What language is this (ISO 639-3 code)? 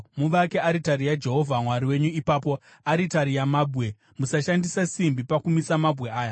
sna